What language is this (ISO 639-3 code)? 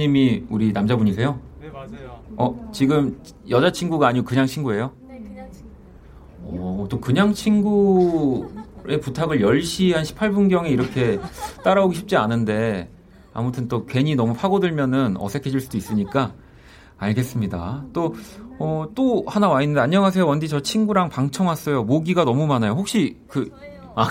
kor